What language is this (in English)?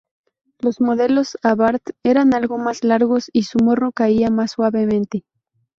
Spanish